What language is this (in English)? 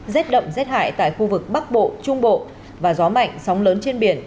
Vietnamese